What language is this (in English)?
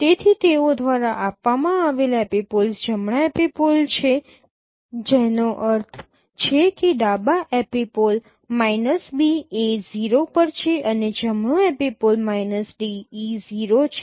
Gujarati